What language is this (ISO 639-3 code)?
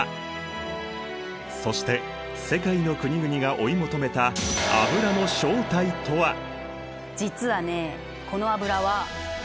jpn